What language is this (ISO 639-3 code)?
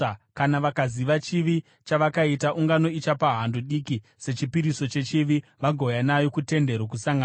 sna